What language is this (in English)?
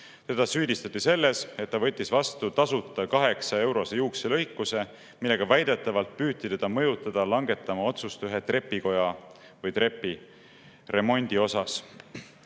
Estonian